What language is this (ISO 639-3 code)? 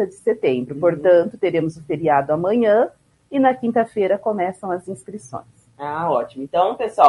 por